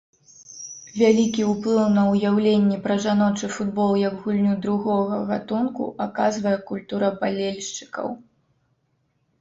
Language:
Belarusian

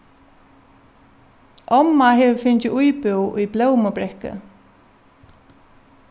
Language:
Faroese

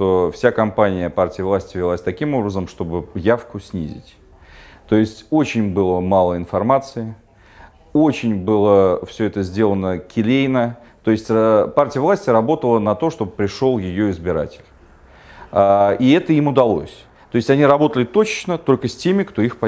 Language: Russian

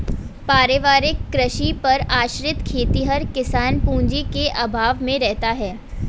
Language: Hindi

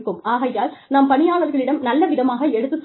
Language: Tamil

